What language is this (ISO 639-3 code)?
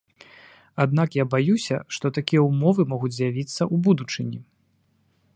bel